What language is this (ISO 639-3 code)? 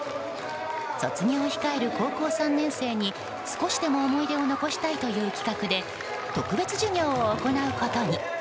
jpn